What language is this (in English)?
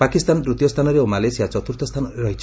Odia